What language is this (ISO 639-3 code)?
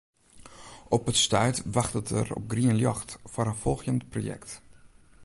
fry